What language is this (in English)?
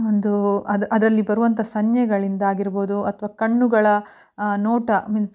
Kannada